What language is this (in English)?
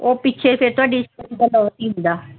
Punjabi